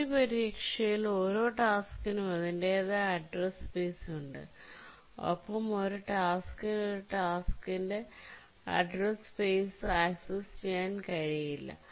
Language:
Malayalam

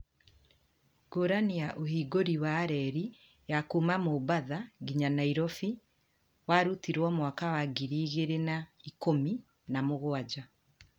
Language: Kikuyu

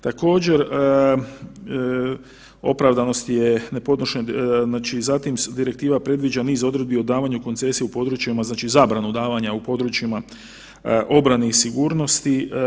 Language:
Croatian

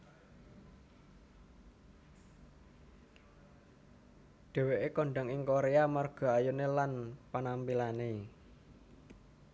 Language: Javanese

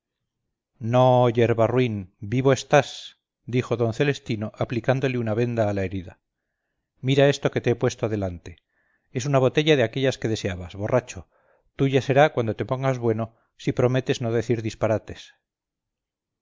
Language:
Spanish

